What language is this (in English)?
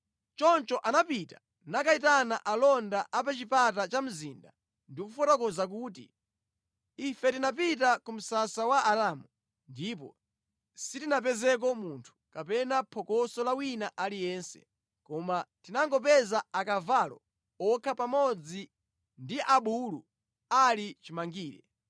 Nyanja